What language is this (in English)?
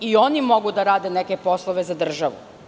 Serbian